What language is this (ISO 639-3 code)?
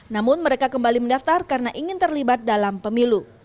ind